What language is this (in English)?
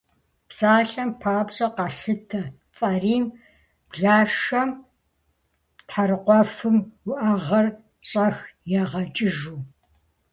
Kabardian